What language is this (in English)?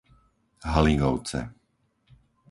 Slovak